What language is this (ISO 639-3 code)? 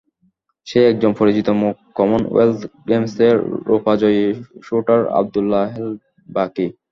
ben